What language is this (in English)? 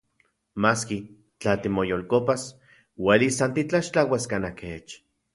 Central Puebla Nahuatl